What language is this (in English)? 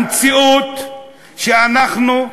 Hebrew